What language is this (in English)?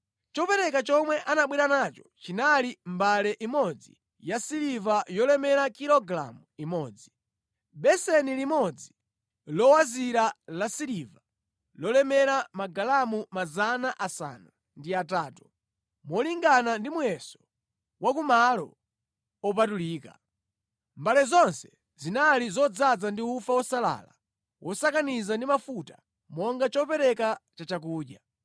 Nyanja